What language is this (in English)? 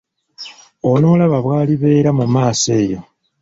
Ganda